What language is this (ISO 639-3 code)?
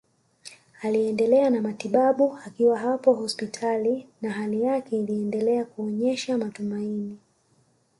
swa